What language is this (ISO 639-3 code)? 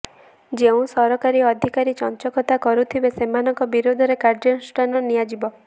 ori